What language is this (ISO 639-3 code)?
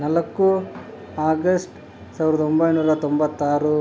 kan